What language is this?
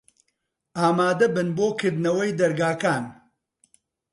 Central Kurdish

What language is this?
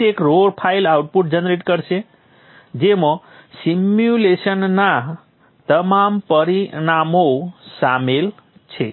Gujarati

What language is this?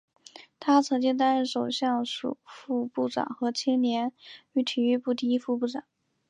Chinese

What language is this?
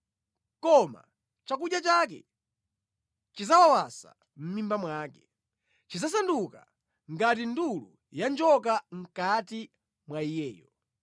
Nyanja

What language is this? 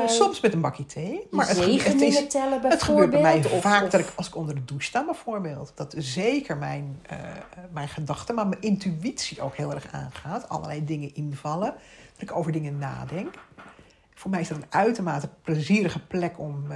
Dutch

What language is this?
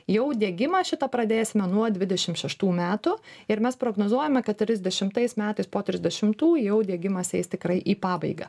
Lithuanian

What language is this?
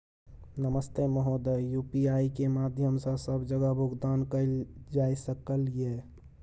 Maithili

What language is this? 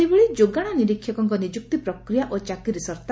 Odia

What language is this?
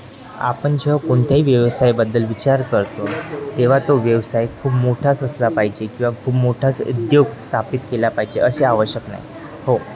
Marathi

